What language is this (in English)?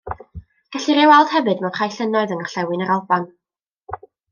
Welsh